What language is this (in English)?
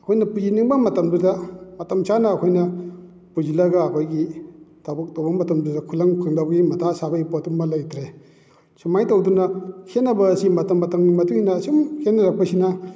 Manipuri